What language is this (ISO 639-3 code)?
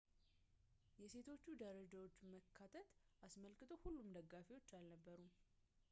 amh